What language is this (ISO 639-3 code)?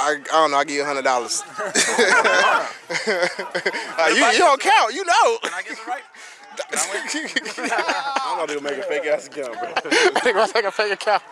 eng